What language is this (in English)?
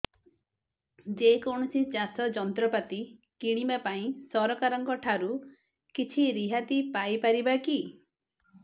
Odia